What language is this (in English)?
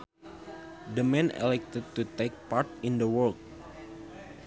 Sundanese